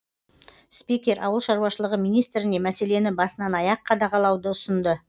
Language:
Kazakh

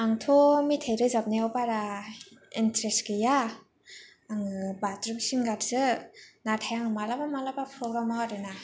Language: Bodo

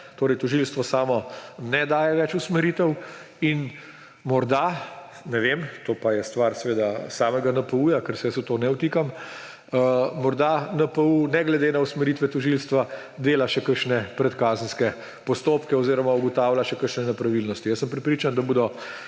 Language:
Slovenian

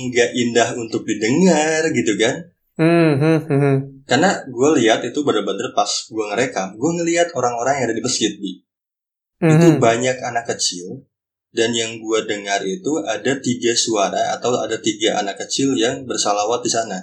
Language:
Indonesian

